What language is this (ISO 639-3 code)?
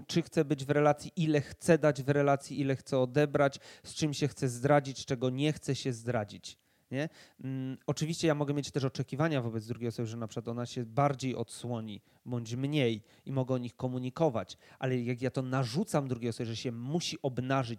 pol